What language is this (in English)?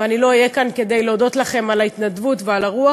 Hebrew